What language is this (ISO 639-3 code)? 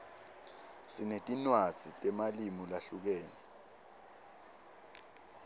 ssw